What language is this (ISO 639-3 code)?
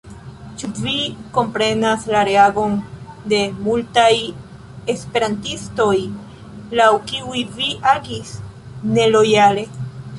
epo